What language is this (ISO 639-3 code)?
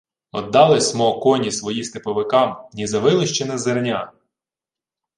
ukr